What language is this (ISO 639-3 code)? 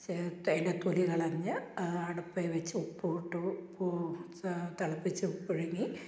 mal